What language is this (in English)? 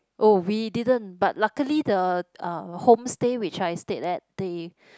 English